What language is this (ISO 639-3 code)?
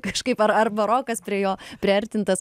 lit